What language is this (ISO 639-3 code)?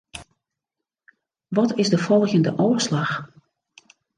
fry